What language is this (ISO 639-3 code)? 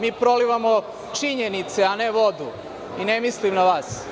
srp